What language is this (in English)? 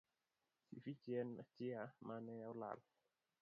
Luo (Kenya and Tanzania)